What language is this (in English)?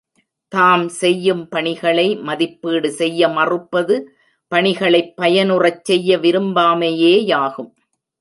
Tamil